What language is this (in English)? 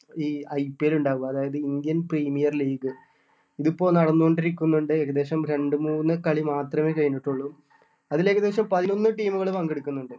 Malayalam